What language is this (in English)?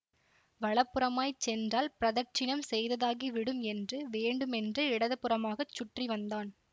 Tamil